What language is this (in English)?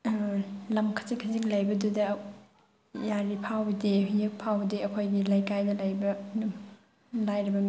Manipuri